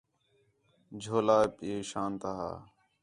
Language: Khetrani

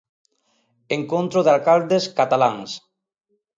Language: Galician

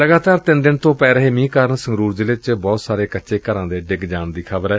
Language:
Punjabi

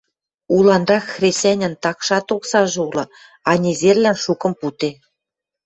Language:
Western Mari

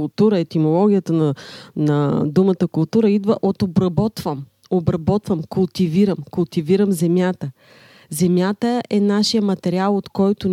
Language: Bulgarian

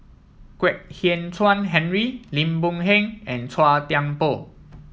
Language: English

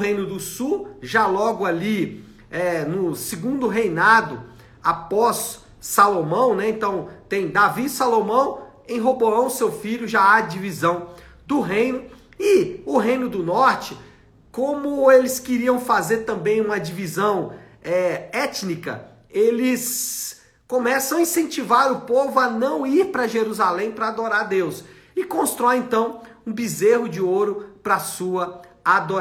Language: Portuguese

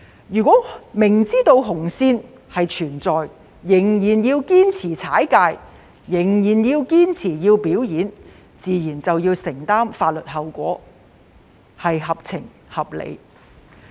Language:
Cantonese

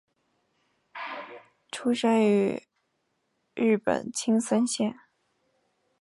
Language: Chinese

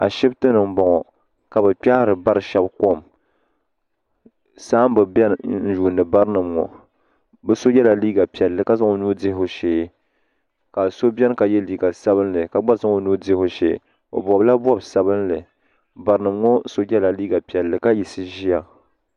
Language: Dagbani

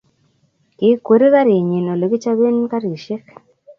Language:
Kalenjin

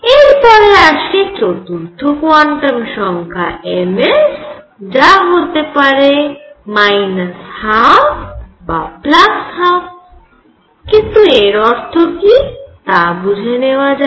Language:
Bangla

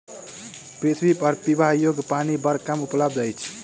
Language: Maithili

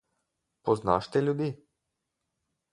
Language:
Slovenian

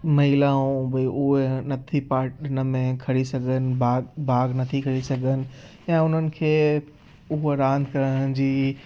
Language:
Sindhi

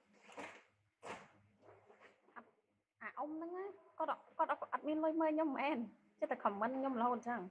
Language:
Thai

